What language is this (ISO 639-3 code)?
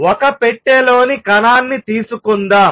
tel